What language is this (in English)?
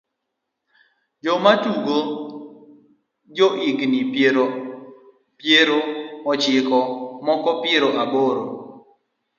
Luo (Kenya and Tanzania)